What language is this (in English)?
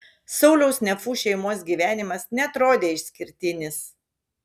Lithuanian